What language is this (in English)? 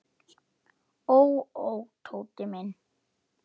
Icelandic